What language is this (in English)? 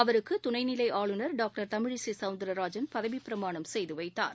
Tamil